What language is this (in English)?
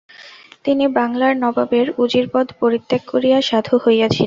Bangla